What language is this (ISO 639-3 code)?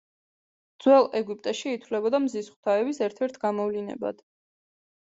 kat